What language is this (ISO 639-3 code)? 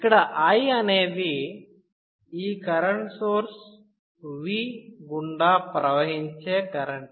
tel